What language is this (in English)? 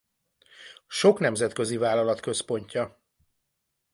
Hungarian